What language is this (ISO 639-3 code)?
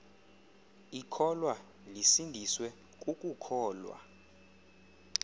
xho